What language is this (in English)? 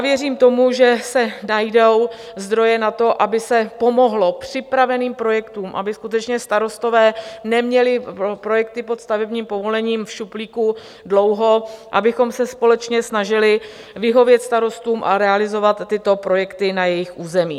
Czech